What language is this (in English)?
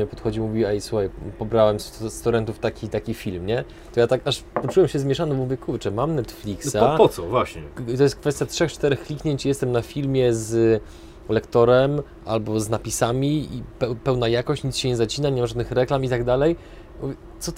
Polish